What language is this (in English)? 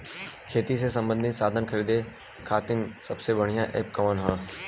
Bhojpuri